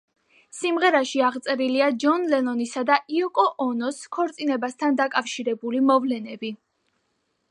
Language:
Georgian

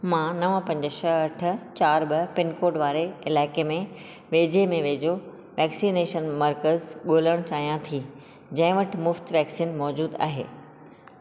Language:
Sindhi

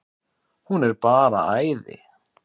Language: Icelandic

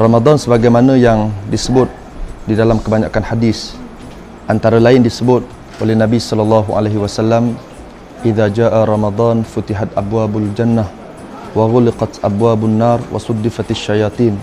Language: Malay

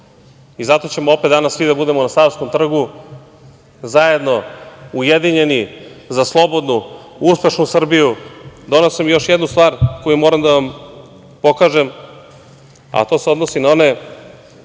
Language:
Serbian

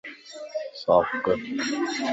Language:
Lasi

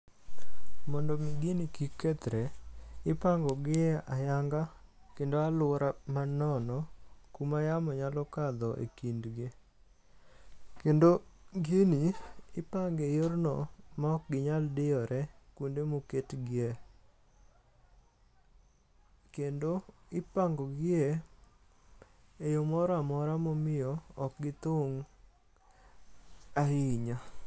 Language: Luo (Kenya and Tanzania)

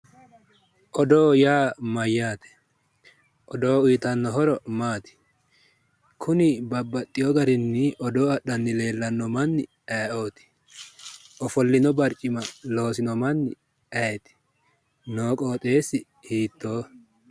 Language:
Sidamo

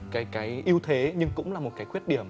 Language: Vietnamese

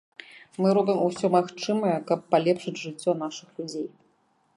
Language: Belarusian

